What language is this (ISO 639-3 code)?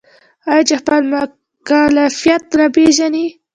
pus